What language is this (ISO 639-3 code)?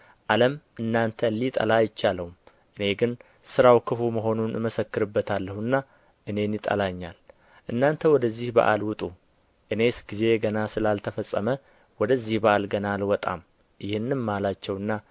amh